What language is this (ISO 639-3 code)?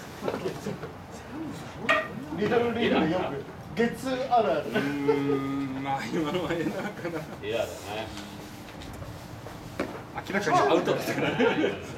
jpn